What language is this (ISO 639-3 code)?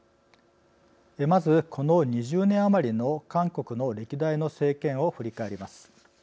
jpn